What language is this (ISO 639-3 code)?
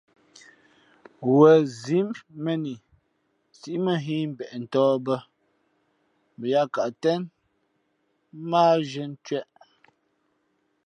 fmp